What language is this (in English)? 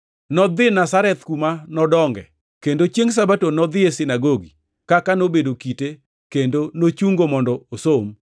Luo (Kenya and Tanzania)